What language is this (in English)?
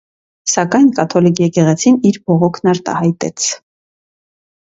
Armenian